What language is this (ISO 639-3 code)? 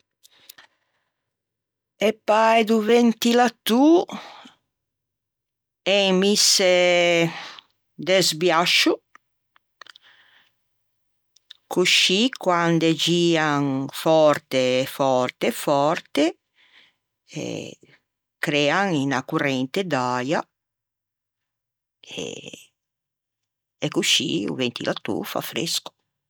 lij